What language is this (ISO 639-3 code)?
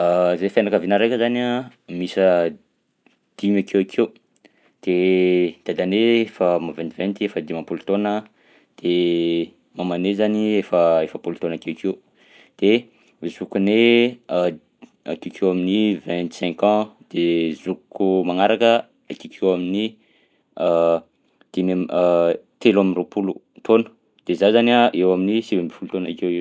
bzc